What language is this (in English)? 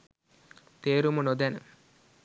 Sinhala